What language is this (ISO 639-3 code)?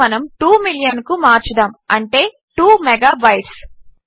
tel